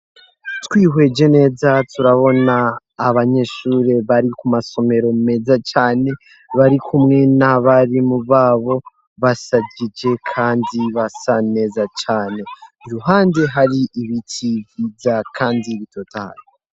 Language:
Rundi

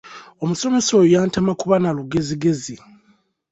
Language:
Ganda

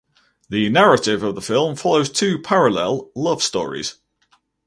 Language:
English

